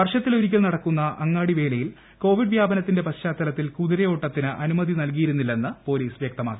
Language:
Malayalam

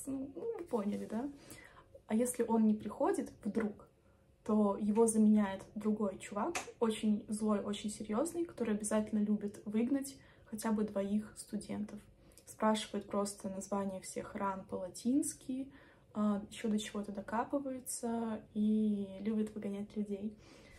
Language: Russian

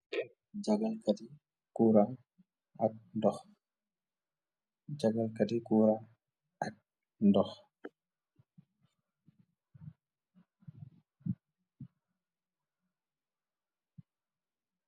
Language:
Wolof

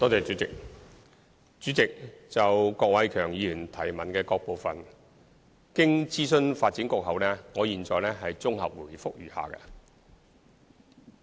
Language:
Cantonese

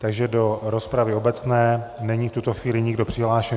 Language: Czech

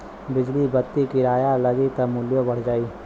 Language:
Bhojpuri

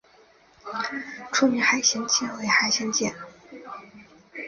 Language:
Chinese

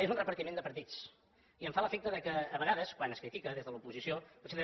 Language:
Catalan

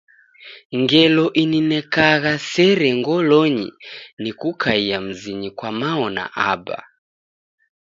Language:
Taita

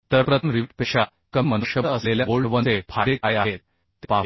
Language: Marathi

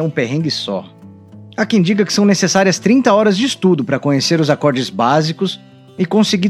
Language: Portuguese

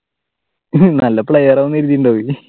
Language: Malayalam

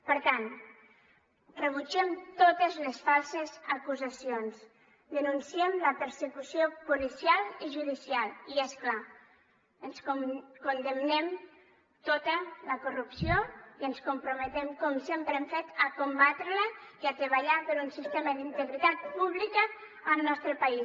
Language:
Catalan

